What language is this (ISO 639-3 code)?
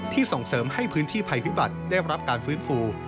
tha